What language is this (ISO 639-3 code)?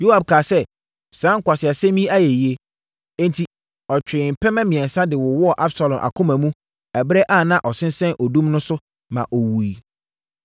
aka